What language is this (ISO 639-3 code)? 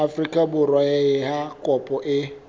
sot